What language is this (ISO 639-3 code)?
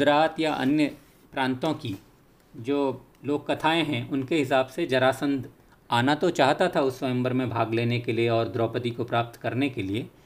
hin